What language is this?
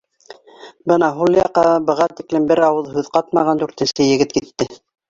Bashkir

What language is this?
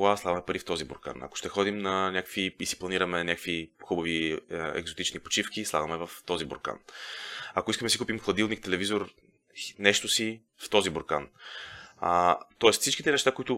Bulgarian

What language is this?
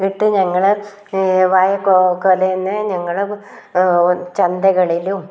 Malayalam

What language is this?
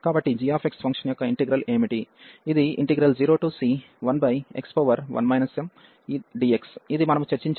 Telugu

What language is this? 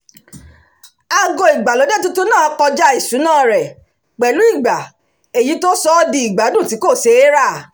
Yoruba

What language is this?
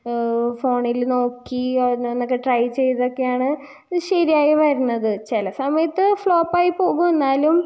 Malayalam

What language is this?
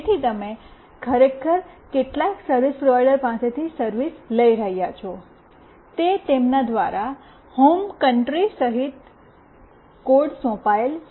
Gujarati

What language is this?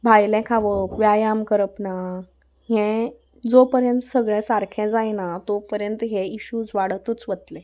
Konkani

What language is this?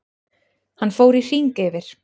Icelandic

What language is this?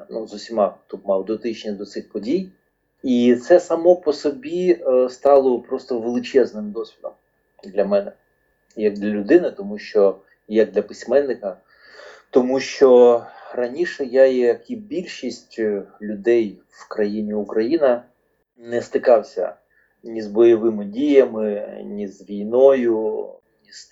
Ukrainian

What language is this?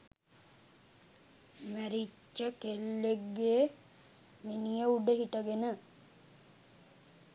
Sinhala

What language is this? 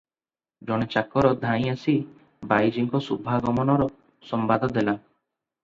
Odia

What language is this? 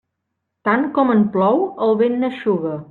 Catalan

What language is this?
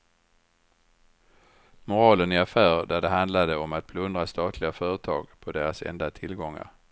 Swedish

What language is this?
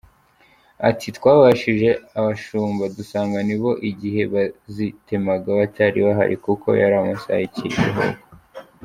Kinyarwanda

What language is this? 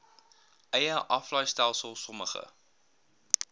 Afrikaans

